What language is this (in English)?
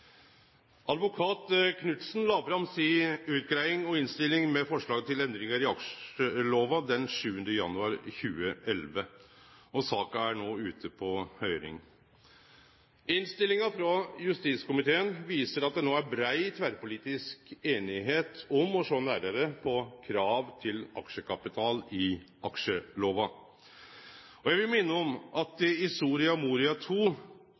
Norwegian Nynorsk